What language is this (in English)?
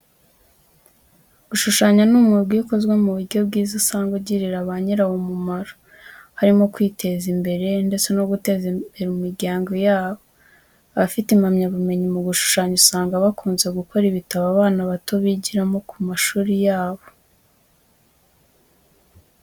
Kinyarwanda